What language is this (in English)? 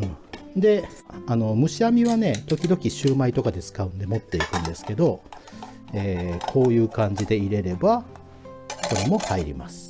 Japanese